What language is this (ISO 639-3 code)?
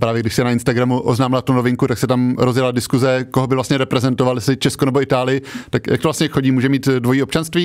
ces